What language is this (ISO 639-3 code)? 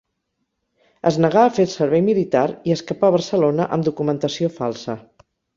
cat